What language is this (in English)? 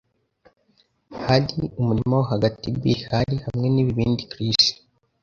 Kinyarwanda